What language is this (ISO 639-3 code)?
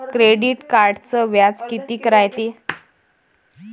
mar